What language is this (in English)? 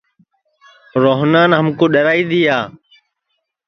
Sansi